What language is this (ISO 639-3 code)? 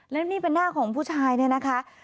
tha